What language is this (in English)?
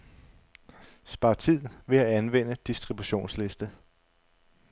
Danish